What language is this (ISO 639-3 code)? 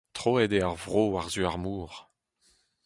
bre